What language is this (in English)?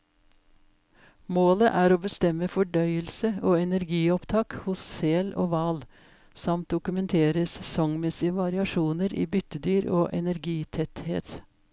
Norwegian